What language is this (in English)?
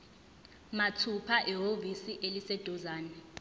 Zulu